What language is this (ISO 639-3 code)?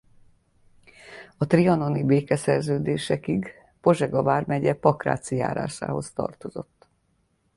hun